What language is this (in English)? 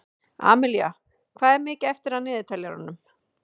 Icelandic